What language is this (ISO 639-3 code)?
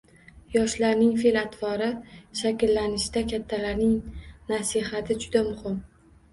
uzb